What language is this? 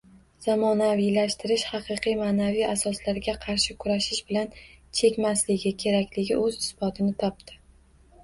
Uzbek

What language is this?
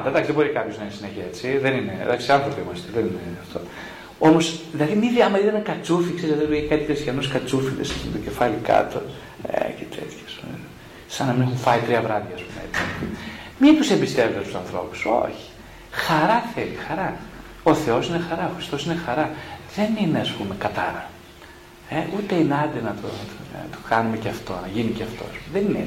Greek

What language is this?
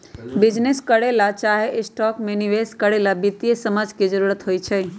Magahi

